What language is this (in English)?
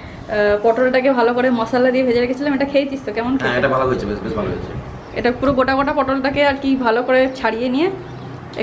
English